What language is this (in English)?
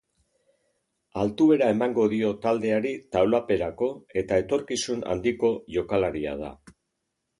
Basque